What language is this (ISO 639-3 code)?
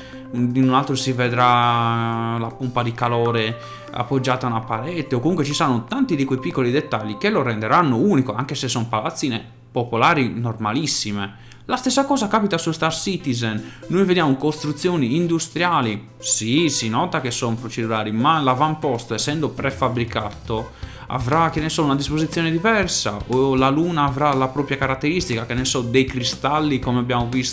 ita